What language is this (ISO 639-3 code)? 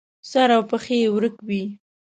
pus